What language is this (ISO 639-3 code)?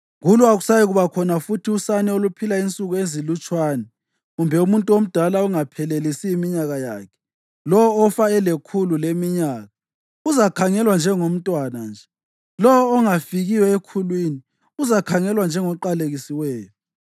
nde